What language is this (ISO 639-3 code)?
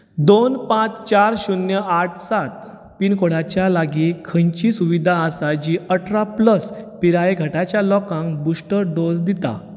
kok